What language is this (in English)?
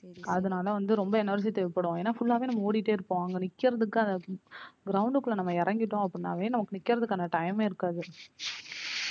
Tamil